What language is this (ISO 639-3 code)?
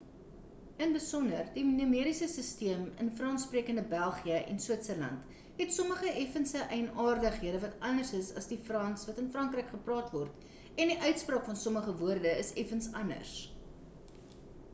afr